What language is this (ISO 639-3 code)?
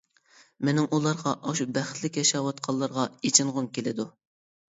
uig